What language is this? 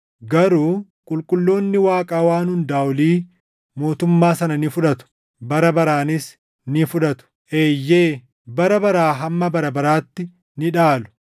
Oromo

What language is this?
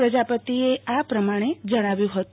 Gujarati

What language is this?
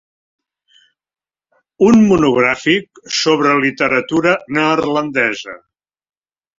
Catalan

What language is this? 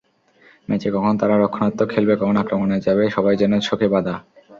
Bangla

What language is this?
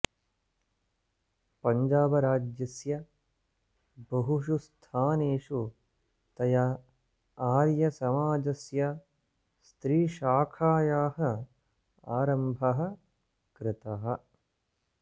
Sanskrit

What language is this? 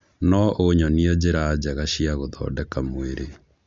Kikuyu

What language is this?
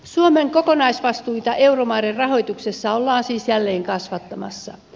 Finnish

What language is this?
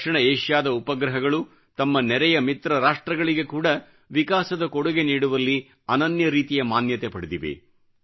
Kannada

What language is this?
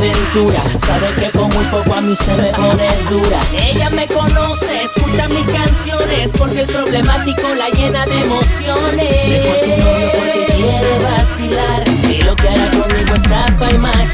Spanish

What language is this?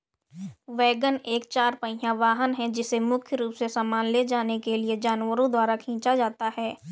Hindi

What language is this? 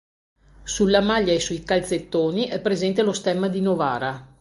Italian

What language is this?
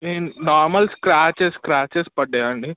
Telugu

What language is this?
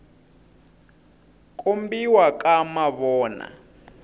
Tsonga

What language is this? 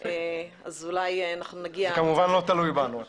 Hebrew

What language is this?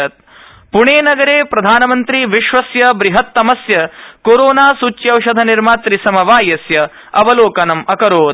Sanskrit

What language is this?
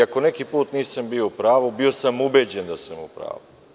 Serbian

